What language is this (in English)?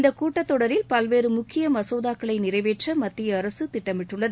Tamil